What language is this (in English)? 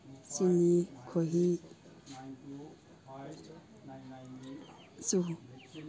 Manipuri